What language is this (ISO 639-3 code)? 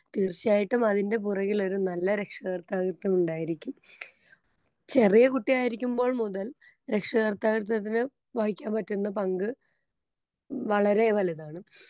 mal